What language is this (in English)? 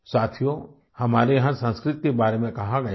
Hindi